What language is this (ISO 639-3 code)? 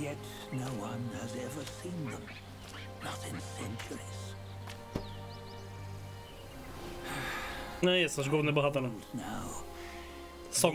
pol